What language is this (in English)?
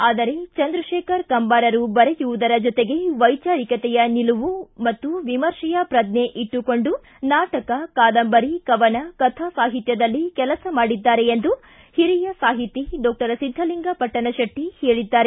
Kannada